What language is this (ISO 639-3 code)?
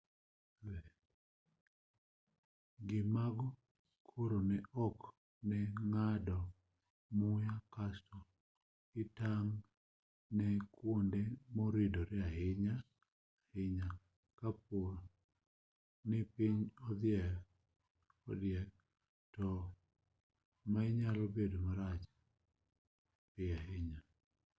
luo